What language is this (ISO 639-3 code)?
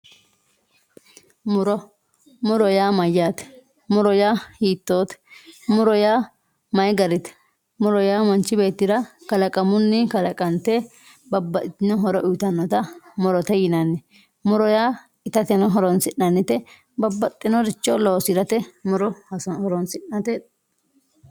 sid